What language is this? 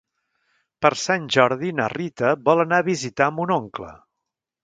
Catalan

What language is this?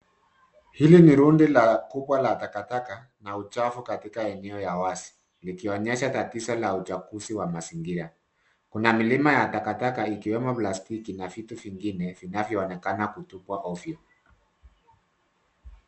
Swahili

